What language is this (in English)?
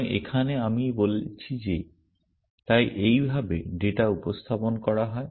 Bangla